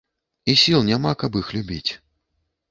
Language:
Belarusian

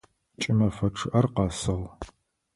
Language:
Adyghe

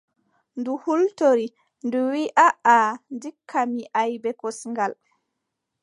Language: Adamawa Fulfulde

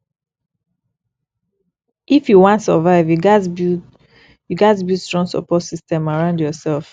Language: Nigerian Pidgin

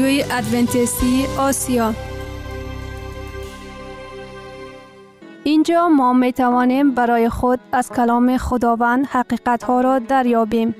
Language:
Persian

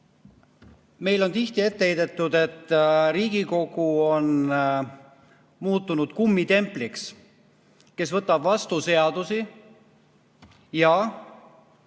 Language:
Estonian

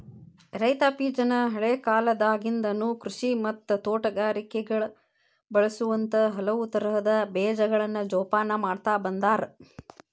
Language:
Kannada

